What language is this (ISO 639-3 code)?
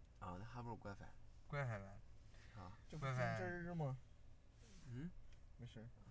zho